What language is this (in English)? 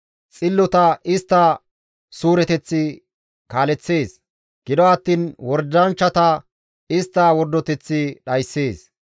Gamo